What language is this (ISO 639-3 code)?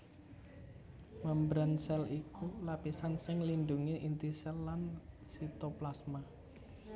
jav